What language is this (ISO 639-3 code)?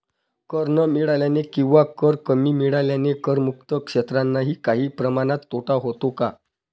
mar